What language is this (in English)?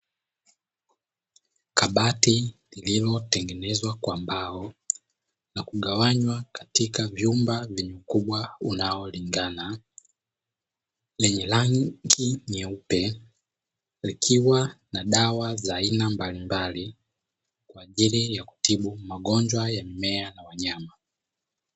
Swahili